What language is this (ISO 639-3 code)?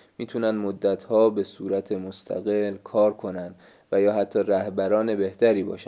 fas